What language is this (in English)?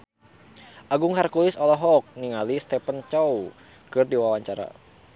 Sundanese